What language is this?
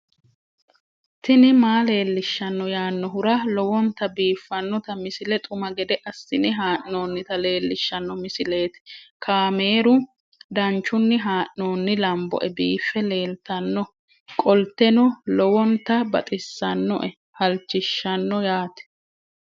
Sidamo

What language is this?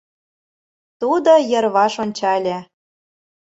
Mari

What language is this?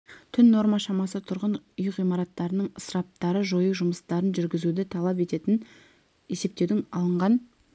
Kazakh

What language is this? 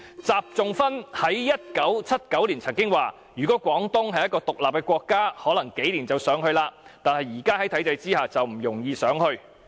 Cantonese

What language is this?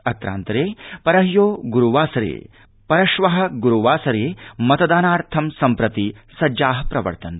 Sanskrit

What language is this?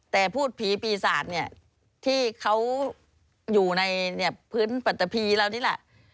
Thai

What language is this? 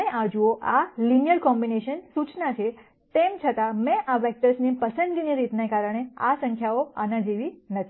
Gujarati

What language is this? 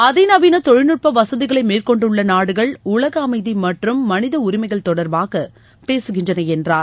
Tamil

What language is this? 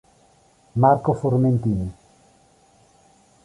Italian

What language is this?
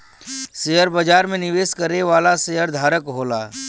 Bhojpuri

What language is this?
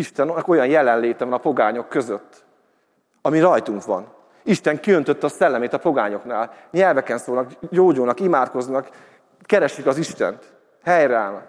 Hungarian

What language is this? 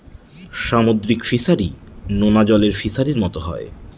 Bangla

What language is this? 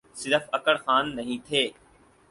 Urdu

